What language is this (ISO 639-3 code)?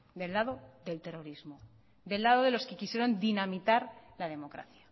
spa